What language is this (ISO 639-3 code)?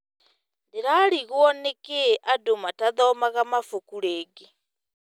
kik